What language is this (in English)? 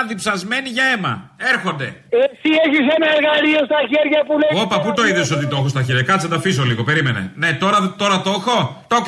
Greek